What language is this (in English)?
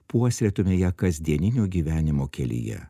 Lithuanian